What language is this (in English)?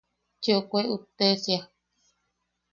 Yaqui